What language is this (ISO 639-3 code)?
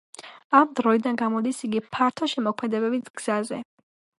kat